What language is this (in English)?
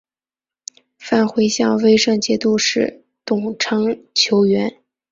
Chinese